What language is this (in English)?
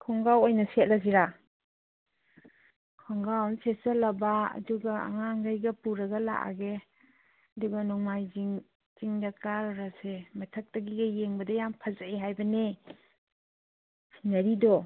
Manipuri